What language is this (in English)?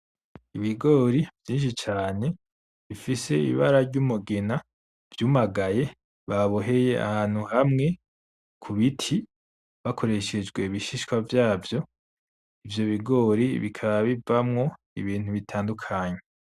Rundi